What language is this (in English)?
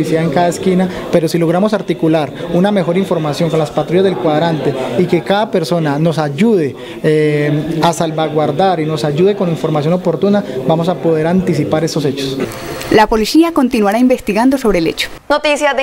Spanish